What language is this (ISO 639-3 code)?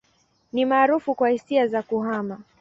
swa